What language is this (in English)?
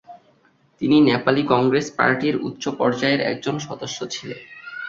Bangla